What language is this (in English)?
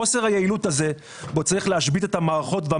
Hebrew